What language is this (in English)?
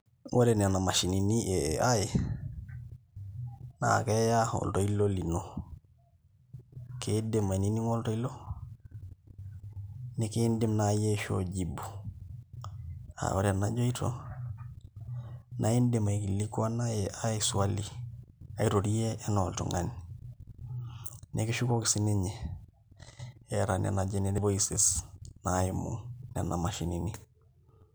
Masai